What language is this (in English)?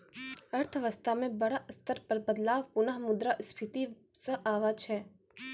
Maithili